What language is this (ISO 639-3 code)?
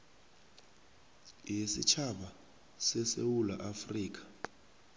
nbl